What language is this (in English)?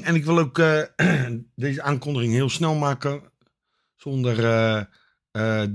Dutch